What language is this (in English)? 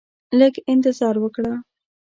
Pashto